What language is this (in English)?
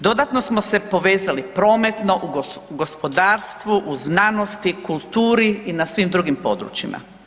Croatian